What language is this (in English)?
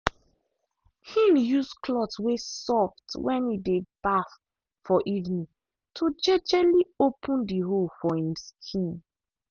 Nigerian Pidgin